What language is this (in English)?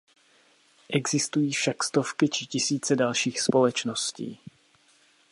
Czech